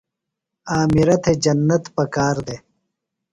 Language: Phalura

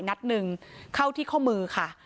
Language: Thai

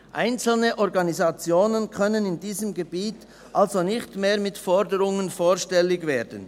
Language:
Swiss German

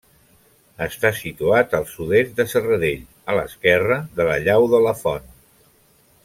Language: Catalan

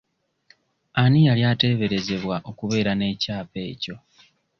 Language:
Ganda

